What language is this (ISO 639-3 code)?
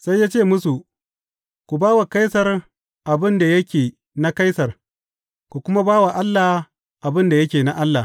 hau